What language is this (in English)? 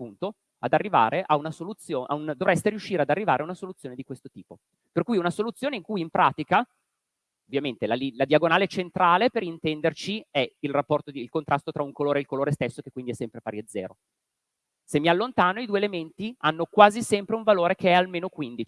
Italian